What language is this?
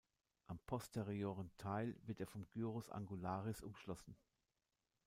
German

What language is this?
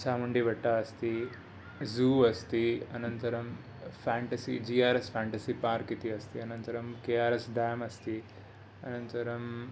Sanskrit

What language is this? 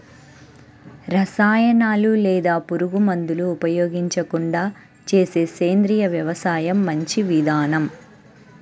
Telugu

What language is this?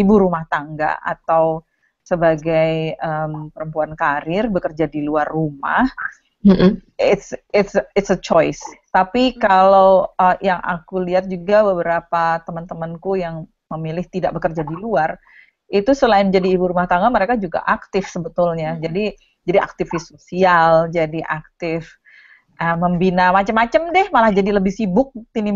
Indonesian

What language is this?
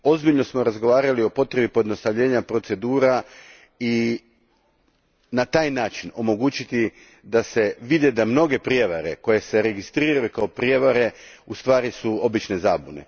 Croatian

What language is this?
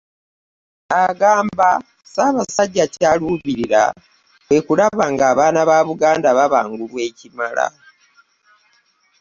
Ganda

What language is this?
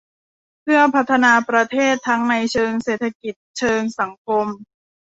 Thai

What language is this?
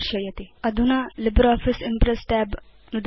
Sanskrit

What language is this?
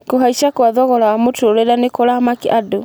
Kikuyu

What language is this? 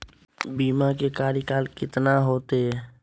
Magahi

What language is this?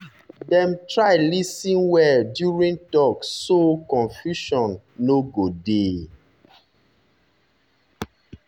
Nigerian Pidgin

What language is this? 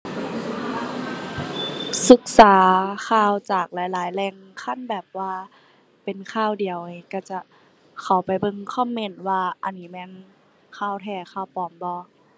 Thai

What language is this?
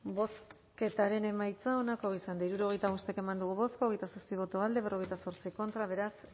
Basque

